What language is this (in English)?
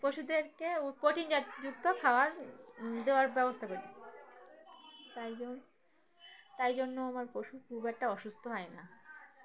Bangla